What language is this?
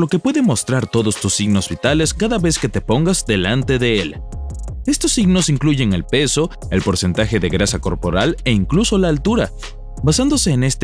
Spanish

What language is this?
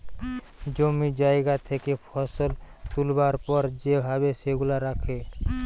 Bangla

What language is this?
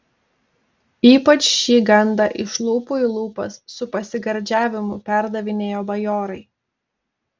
Lithuanian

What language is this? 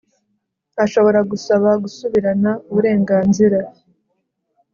Kinyarwanda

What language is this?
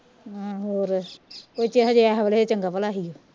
Punjabi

